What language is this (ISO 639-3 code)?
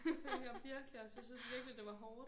dan